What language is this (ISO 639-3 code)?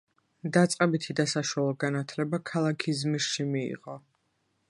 kat